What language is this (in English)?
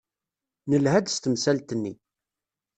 Kabyle